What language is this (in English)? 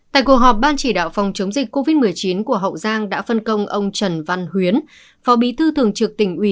Vietnamese